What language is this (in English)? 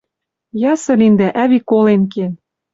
Western Mari